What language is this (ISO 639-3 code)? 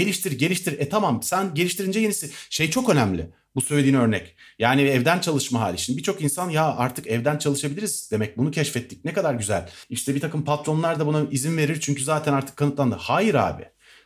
tur